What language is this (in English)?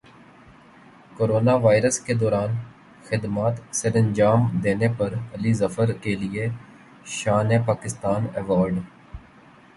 Urdu